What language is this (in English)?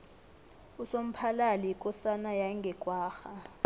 South Ndebele